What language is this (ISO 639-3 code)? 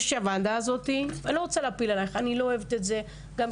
heb